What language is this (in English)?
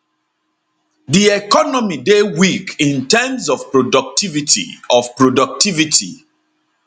Nigerian Pidgin